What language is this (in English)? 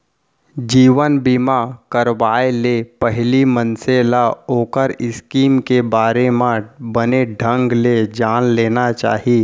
Chhattisgarhi